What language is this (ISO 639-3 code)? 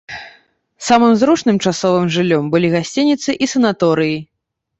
bel